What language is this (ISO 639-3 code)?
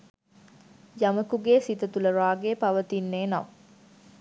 sin